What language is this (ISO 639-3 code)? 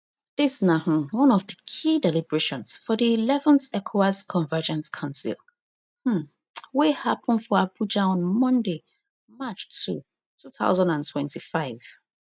pcm